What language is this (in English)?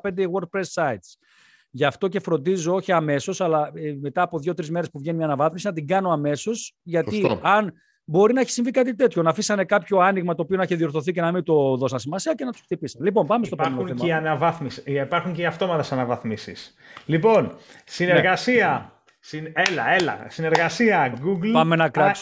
Greek